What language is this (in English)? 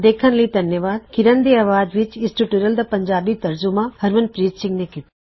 Punjabi